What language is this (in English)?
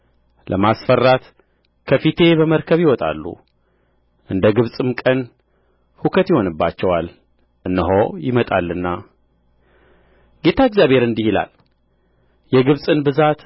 Amharic